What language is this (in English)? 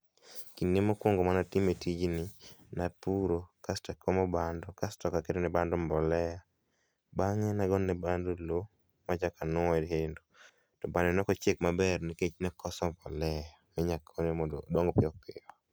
Luo (Kenya and Tanzania)